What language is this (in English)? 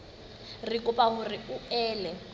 Southern Sotho